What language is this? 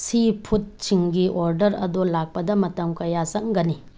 Manipuri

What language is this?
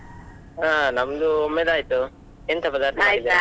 Kannada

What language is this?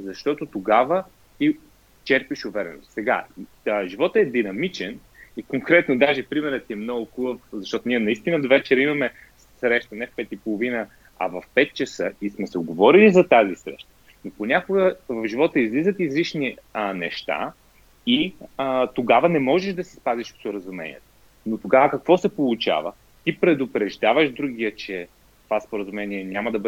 Bulgarian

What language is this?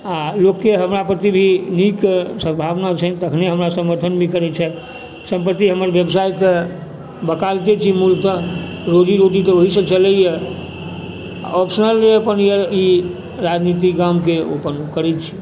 Maithili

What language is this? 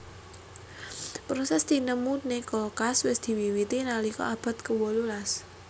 Javanese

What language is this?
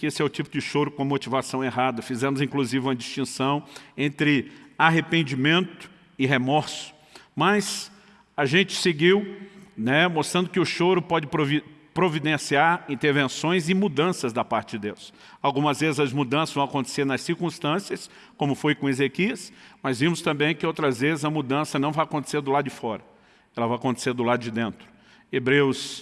Portuguese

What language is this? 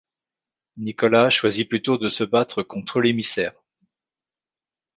French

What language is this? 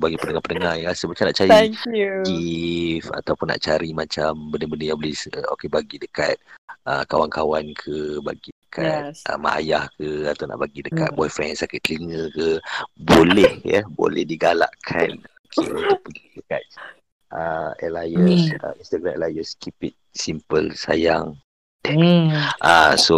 Malay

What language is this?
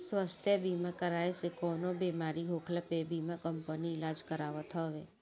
Bhojpuri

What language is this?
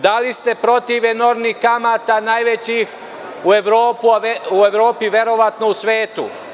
Serbian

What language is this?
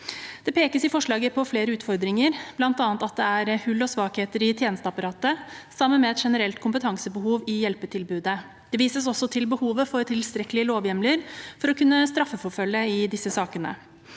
Norwegian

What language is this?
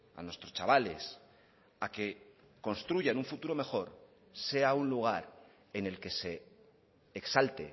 Spanish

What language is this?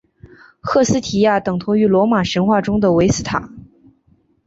Chinese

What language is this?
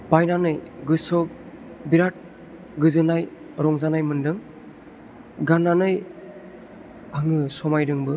Bodo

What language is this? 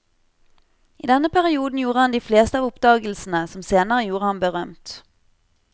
Norwegian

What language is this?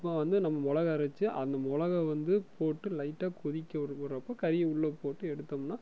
Tamil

